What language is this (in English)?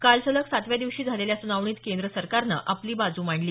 Marathi